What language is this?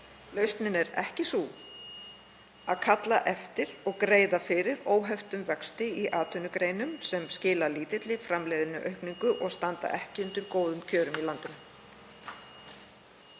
Icelandic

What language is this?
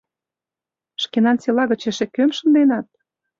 Mari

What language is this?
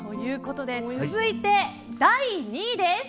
Japanese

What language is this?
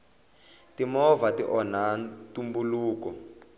Tsonga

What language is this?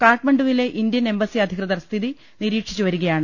Malayalam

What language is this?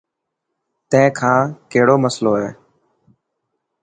Dhatki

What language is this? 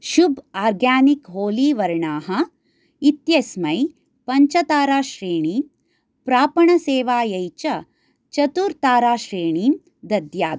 Sanskrit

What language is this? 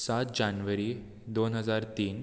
Konkani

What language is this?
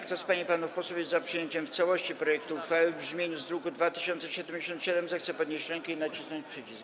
Polish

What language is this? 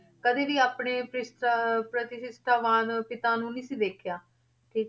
Punjabi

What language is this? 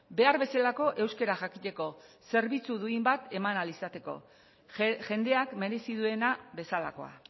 Basque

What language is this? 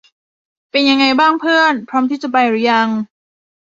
Thai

